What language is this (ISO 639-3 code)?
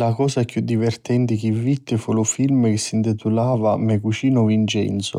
scn